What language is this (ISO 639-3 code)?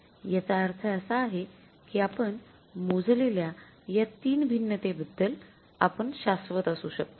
mar